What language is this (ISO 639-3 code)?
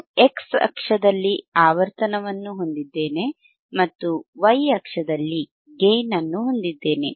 kan